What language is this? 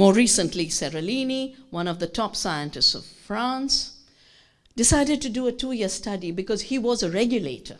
English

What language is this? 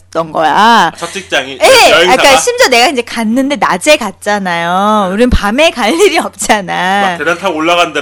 Korean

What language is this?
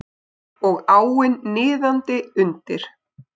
Icelandic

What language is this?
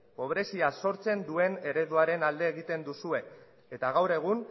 Basque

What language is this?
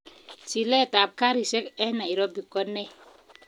Kalenjin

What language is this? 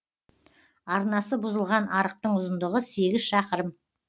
Kazakh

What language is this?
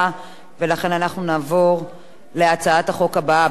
Hebrew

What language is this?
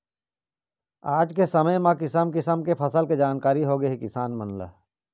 Chhattisgarhi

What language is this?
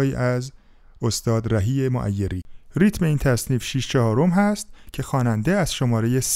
Persian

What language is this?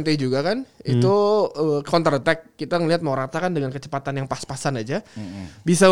Indonesian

